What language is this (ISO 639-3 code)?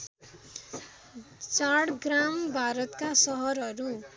nep